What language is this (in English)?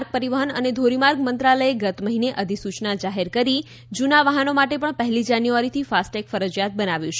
Gujarati